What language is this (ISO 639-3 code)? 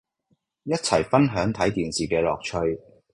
yue